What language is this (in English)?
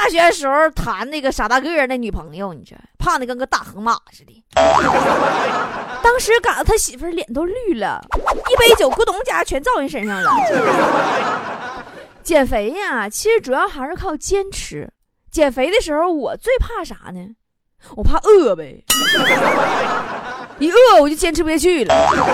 Chinese